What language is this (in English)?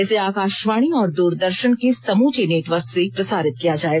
Hindi